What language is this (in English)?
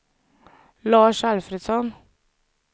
Swedish